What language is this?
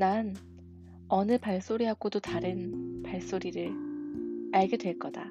Korean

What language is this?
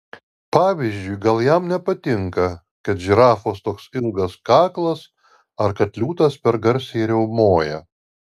Lithuanian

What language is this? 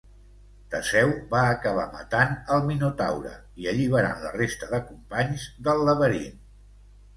Catalan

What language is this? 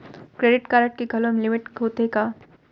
Chhattisgarhi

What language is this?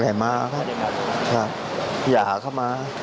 Thai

